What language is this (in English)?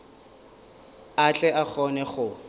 Northern Sotho